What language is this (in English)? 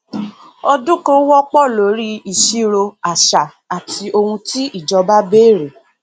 Yoruba